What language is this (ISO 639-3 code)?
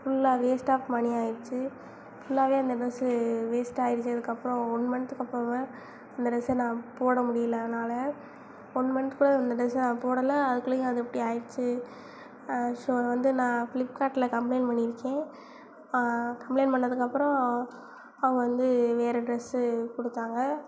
tam